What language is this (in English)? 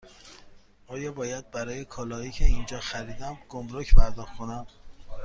Persian